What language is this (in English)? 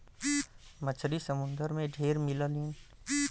Bhojpuri